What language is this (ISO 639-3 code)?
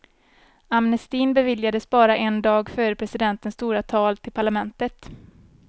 swe